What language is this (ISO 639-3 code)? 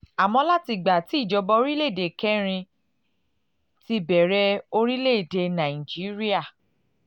yor